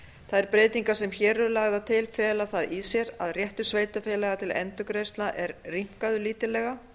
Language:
Icelandic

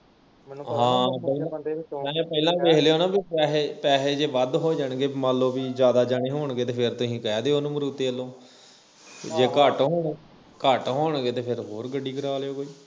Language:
Punjabi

